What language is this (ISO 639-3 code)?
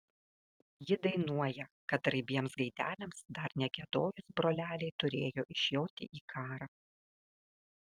lit